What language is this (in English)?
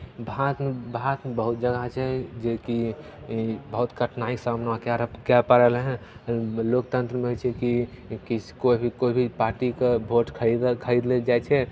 Maithili